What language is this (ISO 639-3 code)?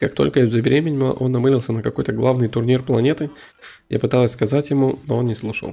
rus